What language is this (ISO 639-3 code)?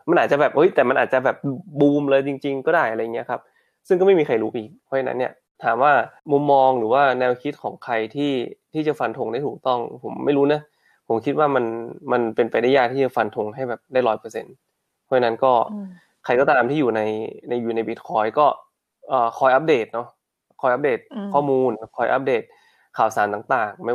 tha